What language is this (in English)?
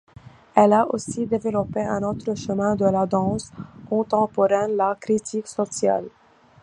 French